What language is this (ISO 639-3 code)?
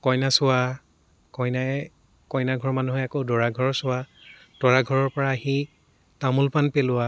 asm